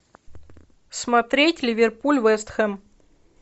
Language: Russian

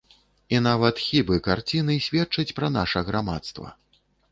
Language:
Belarusian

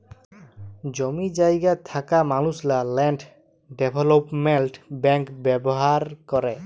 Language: Bangla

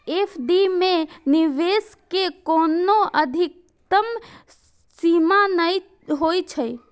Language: Maithili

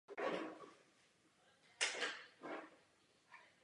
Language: Czech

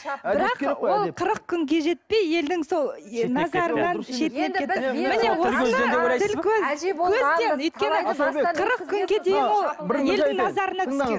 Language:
Kazakh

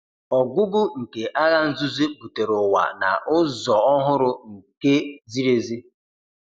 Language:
Igbo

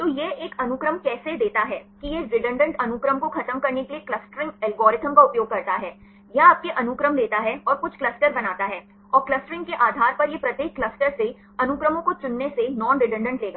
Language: Hindi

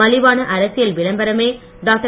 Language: Tamil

